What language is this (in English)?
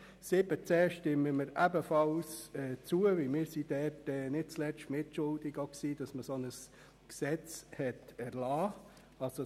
Swiss German